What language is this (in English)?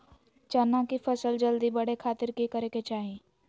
Magahi